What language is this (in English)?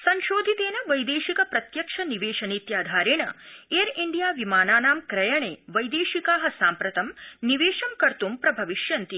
Sanskrit